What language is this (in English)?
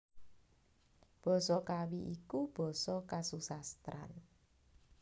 Javanese